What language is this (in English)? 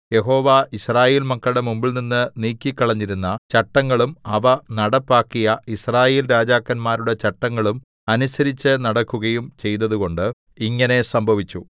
Malayalam